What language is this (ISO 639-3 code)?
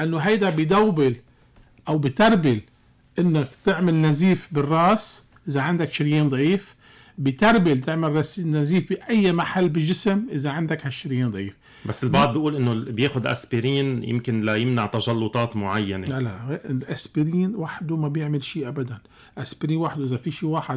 ara